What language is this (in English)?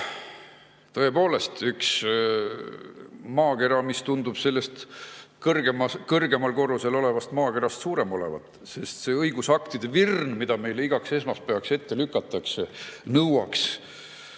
Estonian